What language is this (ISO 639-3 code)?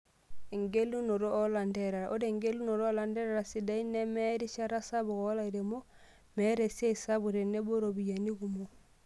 mas